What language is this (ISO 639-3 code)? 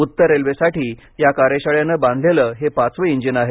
mar